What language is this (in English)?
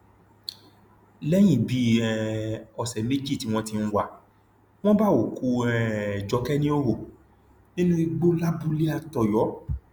Yoruba